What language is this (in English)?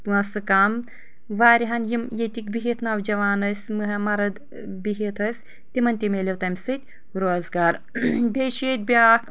Kashmiri